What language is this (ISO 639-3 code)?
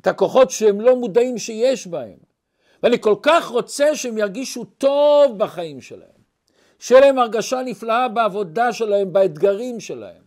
heb